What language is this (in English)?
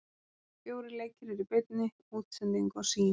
Icelandic